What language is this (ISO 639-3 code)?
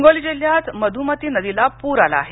mar